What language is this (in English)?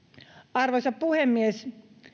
Finnish